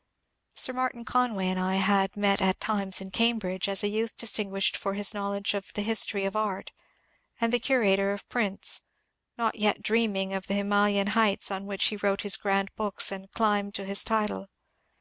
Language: English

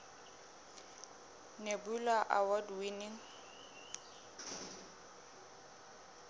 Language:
Southern Sotho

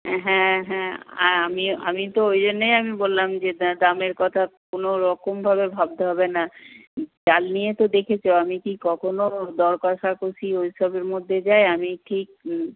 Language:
Bangla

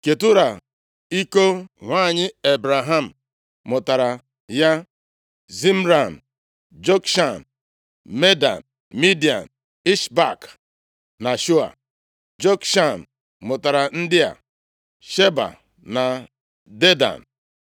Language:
Igbo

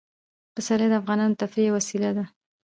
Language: Pashto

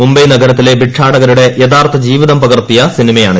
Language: Malayalam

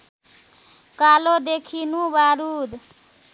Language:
Nepali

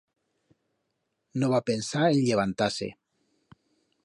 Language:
Aragonese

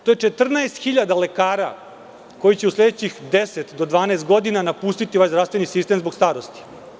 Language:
Serbian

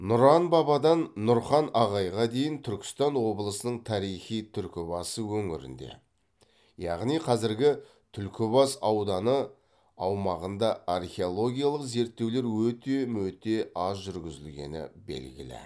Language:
Kazakh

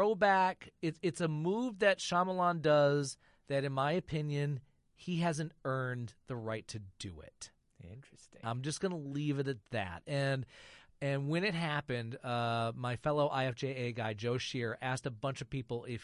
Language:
English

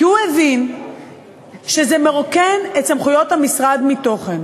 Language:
Hebrew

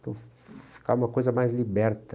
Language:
Portuguese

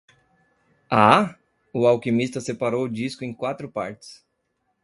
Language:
Portuguese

